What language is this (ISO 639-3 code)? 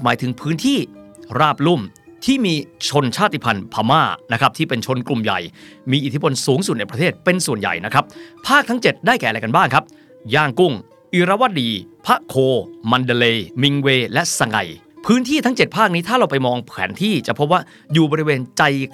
tha